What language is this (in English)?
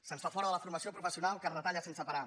Catalan